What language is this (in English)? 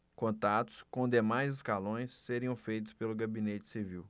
Portuguese